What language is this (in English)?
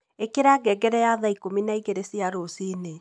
Kikuyu